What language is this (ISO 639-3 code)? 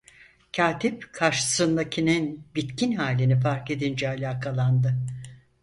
tur